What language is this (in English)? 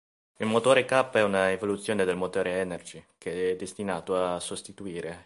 Italian